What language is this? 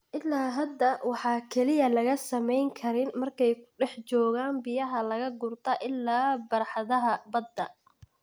Somali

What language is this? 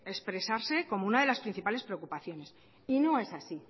Spanish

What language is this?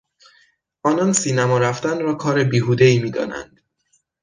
Persian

